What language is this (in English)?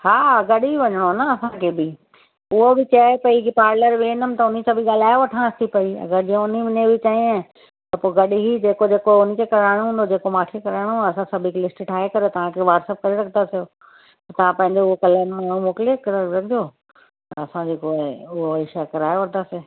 Sindhi